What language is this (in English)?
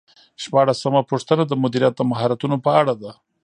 Pashto